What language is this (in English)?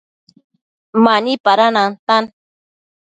Matsés